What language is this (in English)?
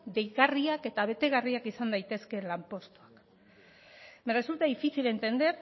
Basque